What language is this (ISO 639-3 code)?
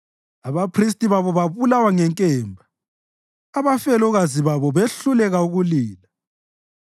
nde